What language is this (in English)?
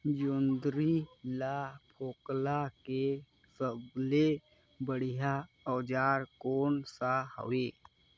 Chhattisgarhi